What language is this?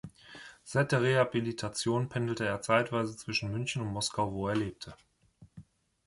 German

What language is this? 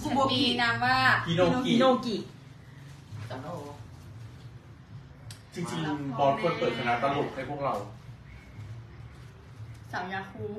Thai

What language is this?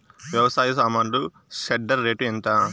Telugu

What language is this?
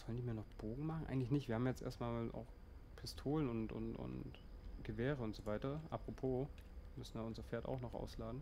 German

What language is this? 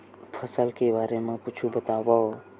Chhattisgarhi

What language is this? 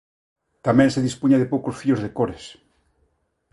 Galician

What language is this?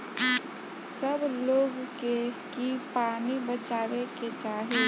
Bhojpuri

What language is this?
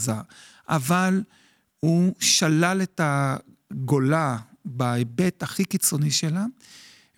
Hebrew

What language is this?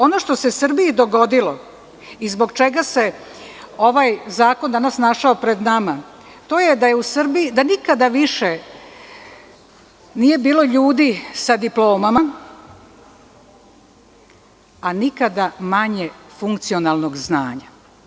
Serbian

